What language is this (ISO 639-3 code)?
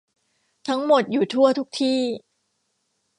tha